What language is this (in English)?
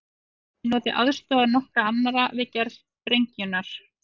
Icelandic